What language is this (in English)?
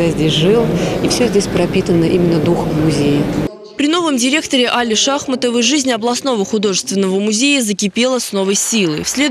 Russian